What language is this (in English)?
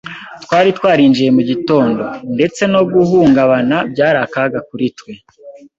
Kinyarwanda